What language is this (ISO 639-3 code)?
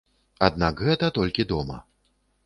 bel